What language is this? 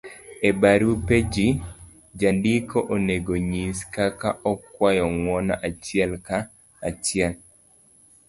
Luo (Kenya and Tanzania)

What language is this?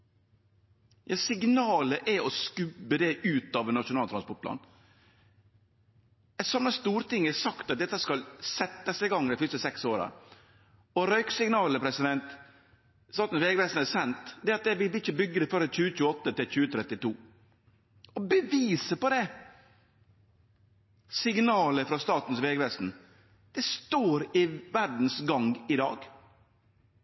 Norwegian Nynorsk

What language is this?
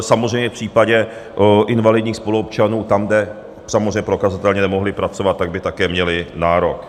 Czech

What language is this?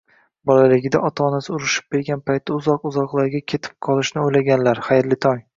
Uzbek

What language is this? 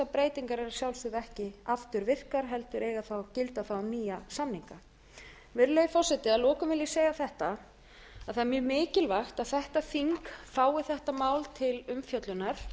Icelandic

